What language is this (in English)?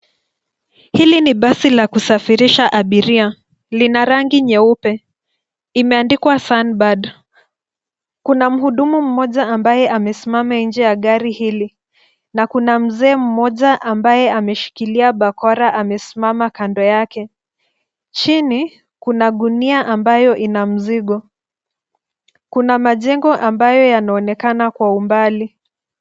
Swahili